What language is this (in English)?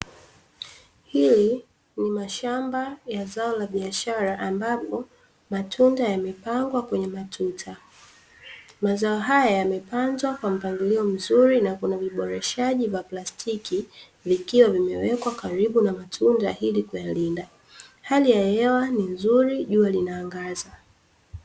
Swahili